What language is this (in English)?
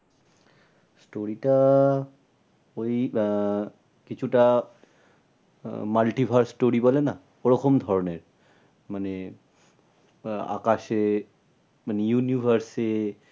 Bangla